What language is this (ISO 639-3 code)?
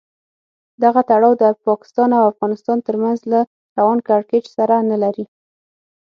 pus